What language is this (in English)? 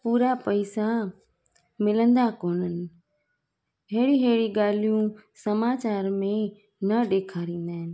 Sindhi